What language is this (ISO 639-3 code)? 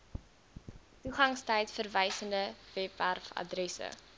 afr